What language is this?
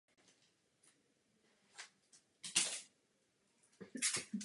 Czech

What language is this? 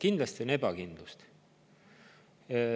Estonian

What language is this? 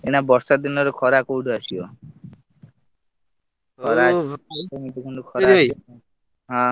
Odia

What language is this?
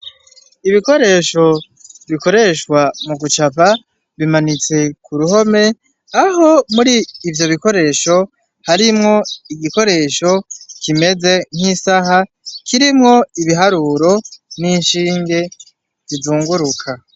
Rundi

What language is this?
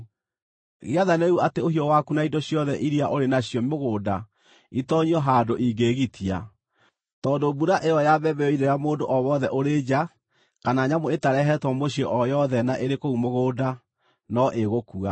Kikuyu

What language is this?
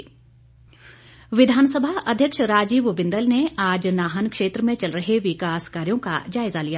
Hindi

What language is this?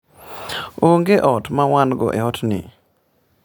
Luo (Kenya and Tanzania)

